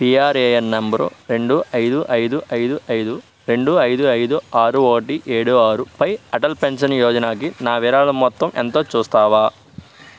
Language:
Telugu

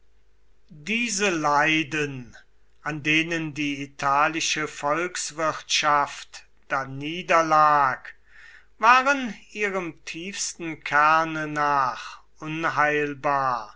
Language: German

